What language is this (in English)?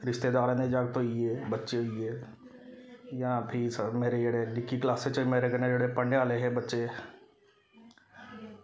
Dogri